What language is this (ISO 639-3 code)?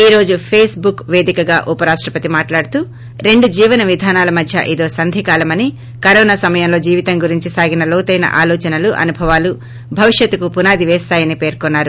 tel